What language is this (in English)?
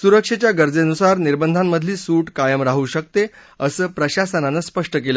Marathi